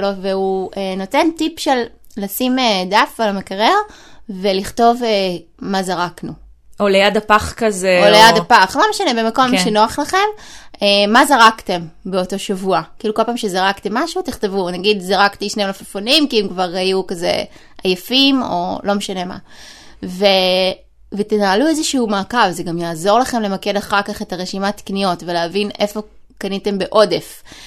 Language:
Hebrew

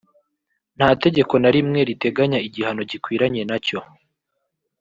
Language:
Kinyarwanda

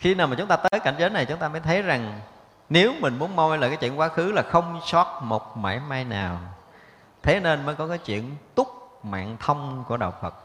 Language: Vietnamese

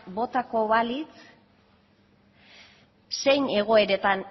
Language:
Basque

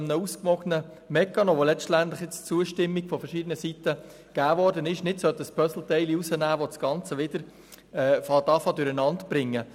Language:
Swiss German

